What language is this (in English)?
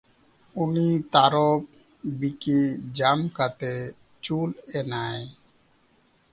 Santali